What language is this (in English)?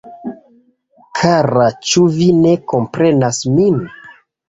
Esperanto